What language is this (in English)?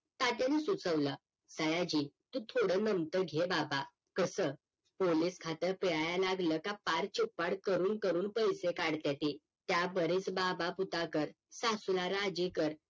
Marathi